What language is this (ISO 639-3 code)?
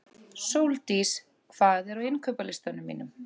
isl